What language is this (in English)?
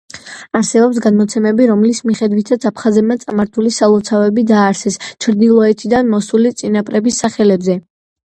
Georgian